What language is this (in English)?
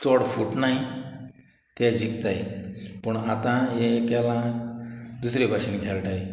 Konkani